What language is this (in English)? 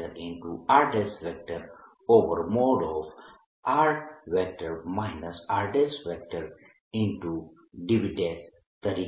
Gujarati